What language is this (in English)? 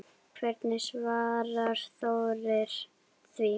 Icelandic